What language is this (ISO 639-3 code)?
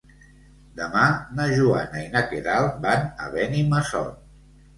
cat